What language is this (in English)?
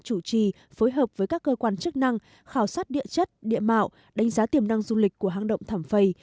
Vietnamese